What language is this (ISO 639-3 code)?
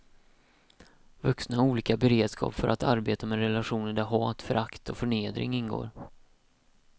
swe